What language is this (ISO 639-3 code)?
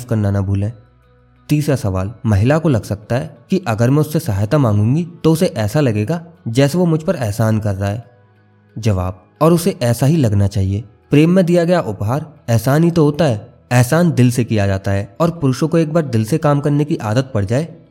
hin